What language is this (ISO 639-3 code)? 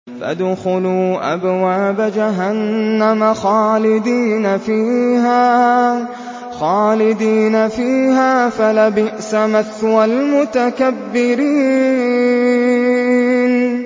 ara